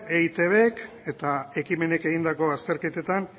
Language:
Basque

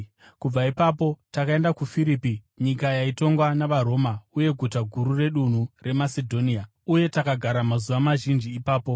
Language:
Shona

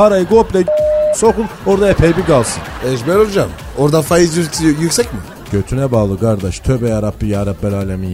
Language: Turkish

